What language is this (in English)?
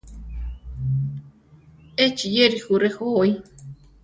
Central Tarahumara